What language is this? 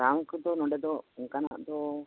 Santali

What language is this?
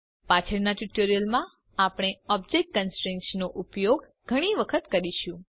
Gujarati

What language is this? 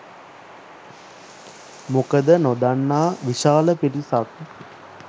Sinhala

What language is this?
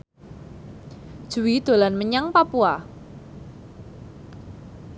Javanese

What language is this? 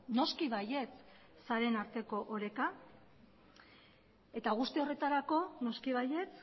Basque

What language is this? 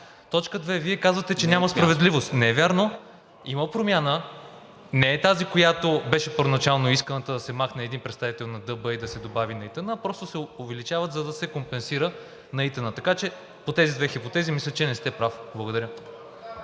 Bulgarian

